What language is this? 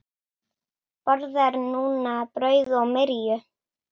Icelandic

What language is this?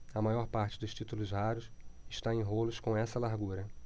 Portuguese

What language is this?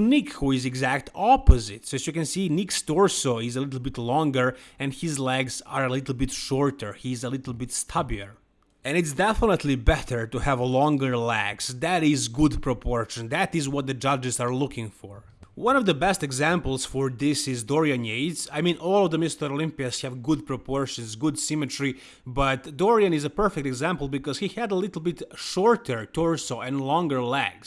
English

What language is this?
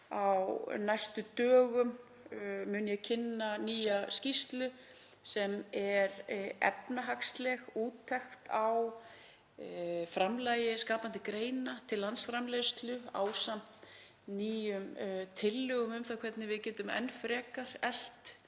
Icelandic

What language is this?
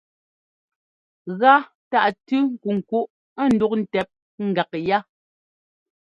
Ngomba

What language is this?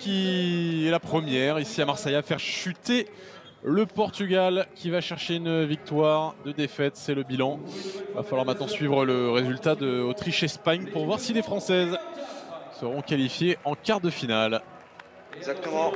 French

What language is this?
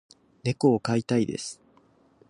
Japanese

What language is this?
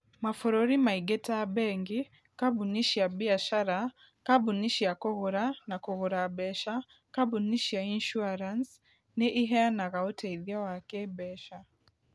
Kikuyu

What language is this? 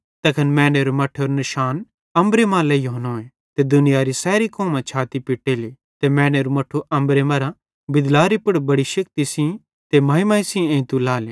Bhadrawahi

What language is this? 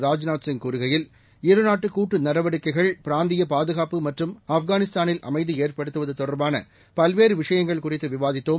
Tamil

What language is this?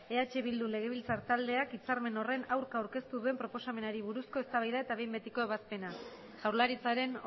Basque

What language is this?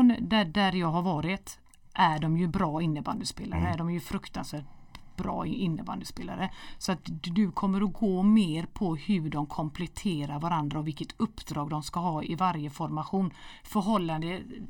Swedish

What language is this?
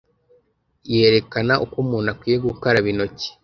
Kinyarwanda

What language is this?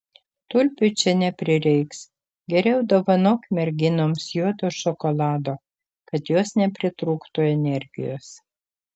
Lithuanian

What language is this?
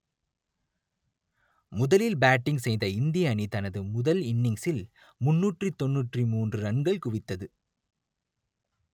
Tamil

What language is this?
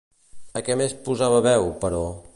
Catalan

